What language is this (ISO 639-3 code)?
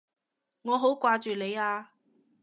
yue